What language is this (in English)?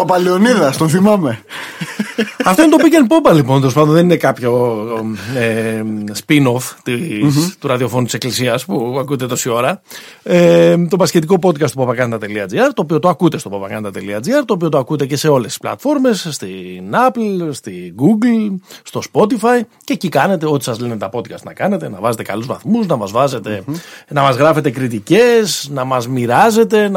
Greek